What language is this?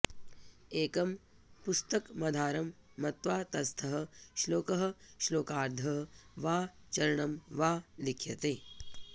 Sanskrit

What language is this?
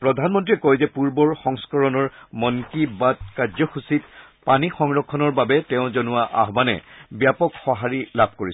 Assamese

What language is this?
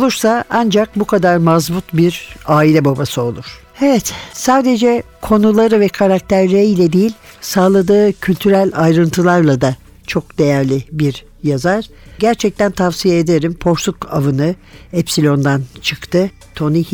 Turkish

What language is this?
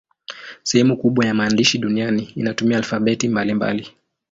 Swahili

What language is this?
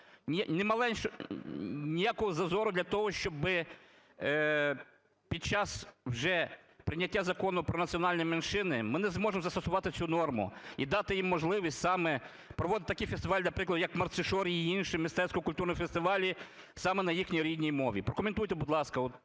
Ukrainian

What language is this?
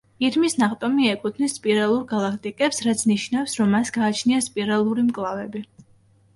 Georgian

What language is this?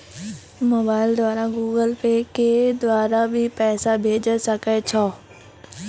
Maithili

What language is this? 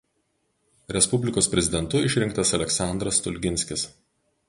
Lithuanian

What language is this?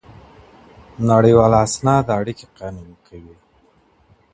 Pashto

